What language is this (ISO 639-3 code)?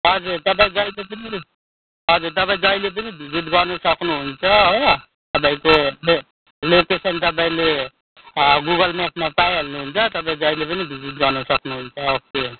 nep